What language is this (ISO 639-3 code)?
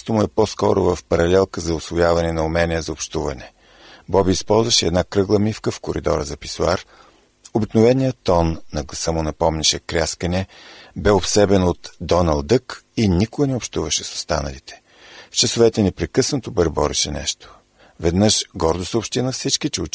bul